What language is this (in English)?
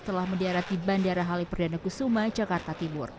Indonesian